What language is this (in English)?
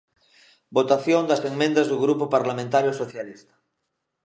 Galician